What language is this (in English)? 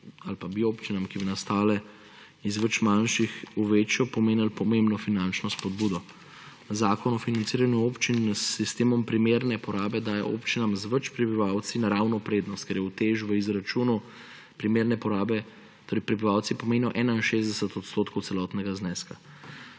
Slovenian